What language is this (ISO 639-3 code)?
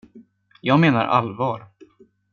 swe